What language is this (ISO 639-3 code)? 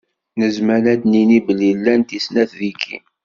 kab